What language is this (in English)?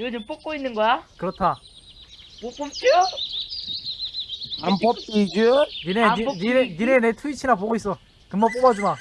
Korean